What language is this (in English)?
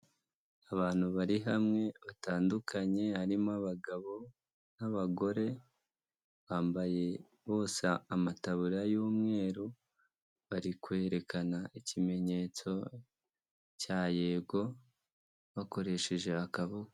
Kinyarwanda